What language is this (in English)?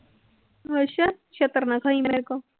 Punjabi